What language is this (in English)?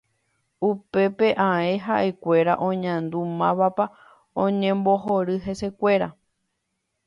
Guarani